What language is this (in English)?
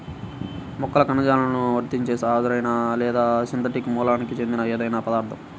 Telugu